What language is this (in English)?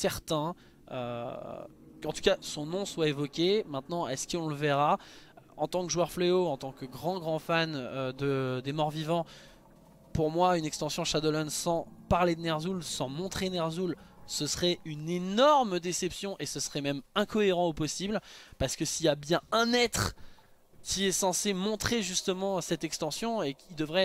French